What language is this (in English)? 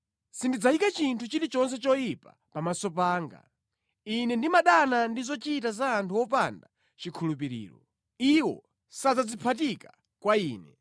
Nyanja